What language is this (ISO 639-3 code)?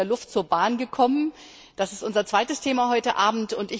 deu